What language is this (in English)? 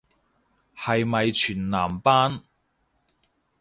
Cantonese